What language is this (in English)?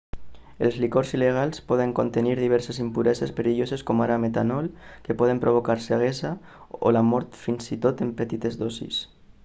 Catalan